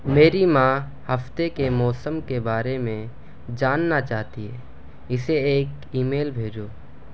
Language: Urdu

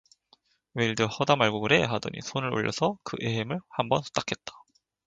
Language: Korean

